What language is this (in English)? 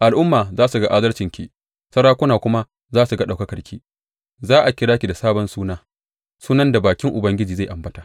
Hausa